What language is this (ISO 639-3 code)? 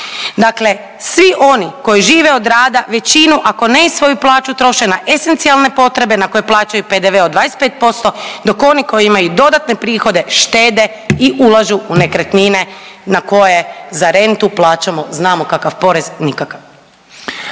hrv